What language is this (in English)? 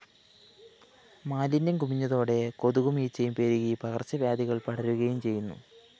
Malayalam